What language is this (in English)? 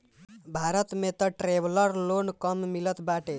Bhojpuri